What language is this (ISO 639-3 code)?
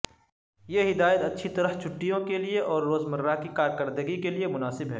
urd